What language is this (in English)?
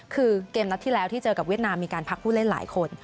Thai